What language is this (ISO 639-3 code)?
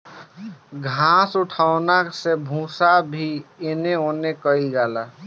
bho